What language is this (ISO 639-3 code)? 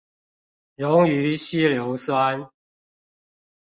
zho